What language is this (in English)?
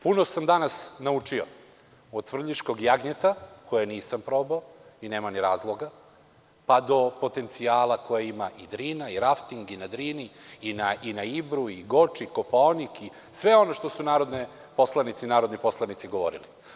Serbian